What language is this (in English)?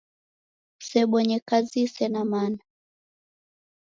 Taita